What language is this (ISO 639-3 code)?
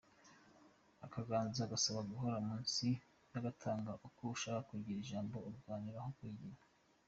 kin